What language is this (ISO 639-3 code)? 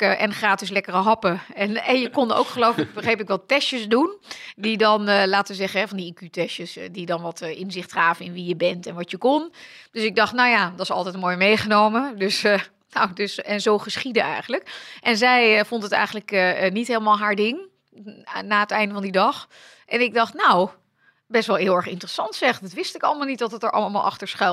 nld